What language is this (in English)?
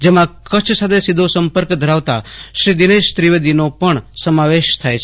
Gujarati